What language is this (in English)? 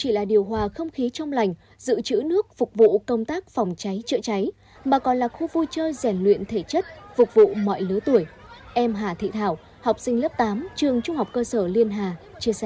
Vietnamese